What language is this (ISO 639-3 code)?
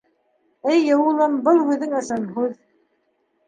bak